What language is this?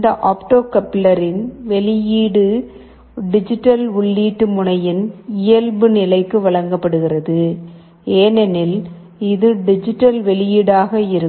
Tamil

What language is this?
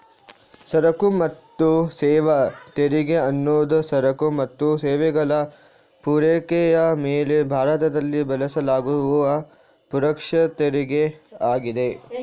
Kannada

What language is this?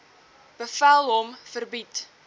Afrikaans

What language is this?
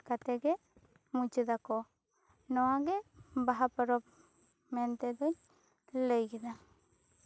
Santali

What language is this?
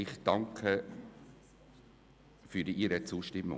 Swiss German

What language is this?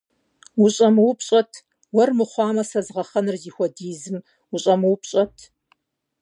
Kabardian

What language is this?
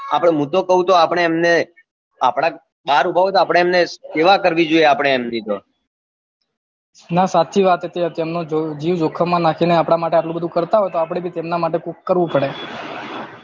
Gujarati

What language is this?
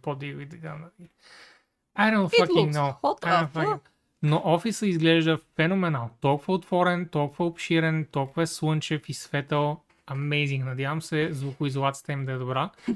Bulgarian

